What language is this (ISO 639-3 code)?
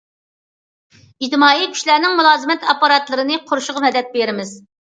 uig